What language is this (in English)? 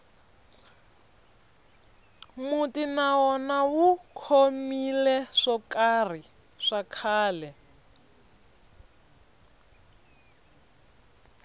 Tsonga